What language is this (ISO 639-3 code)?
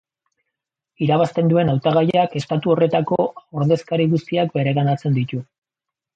eus